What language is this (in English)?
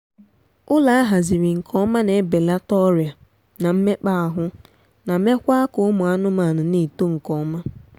Igbo